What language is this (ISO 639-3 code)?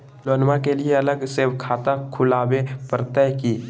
mag